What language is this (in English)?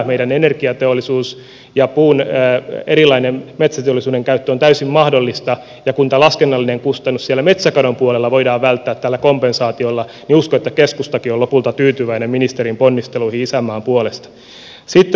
Finnish